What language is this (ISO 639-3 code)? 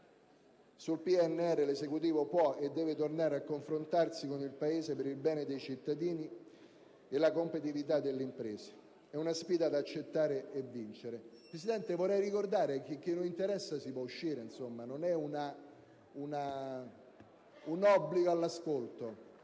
ita